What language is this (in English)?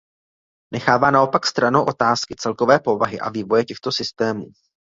Czech